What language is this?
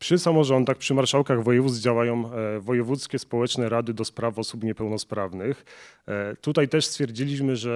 Polish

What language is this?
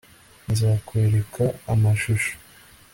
Kinyarwanda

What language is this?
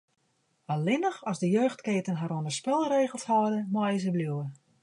Western Frisian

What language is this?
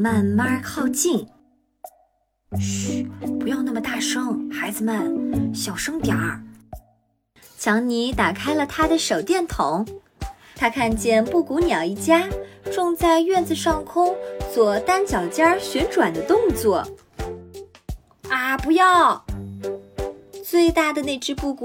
Chinese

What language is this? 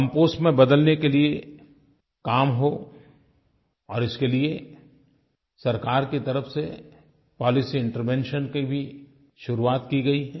Hindi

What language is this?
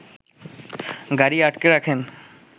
Bangla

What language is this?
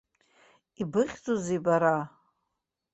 Abkhazian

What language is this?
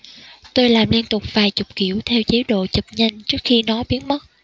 Vietnamese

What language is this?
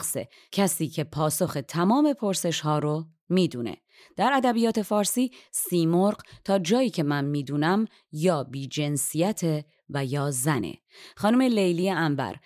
Persian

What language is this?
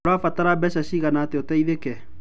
Kikuyu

